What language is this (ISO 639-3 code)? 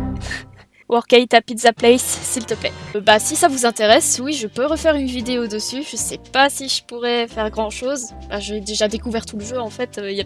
fra